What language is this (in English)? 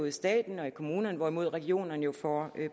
Danish